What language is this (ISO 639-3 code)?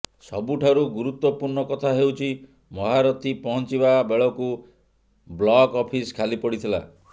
ori